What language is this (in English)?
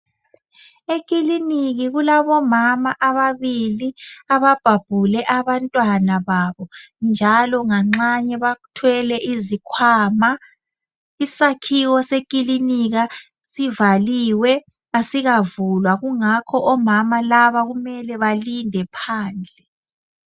North Ndebele